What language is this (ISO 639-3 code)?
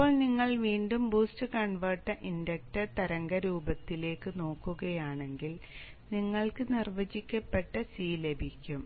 mal